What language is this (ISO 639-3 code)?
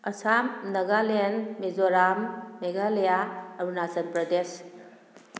mni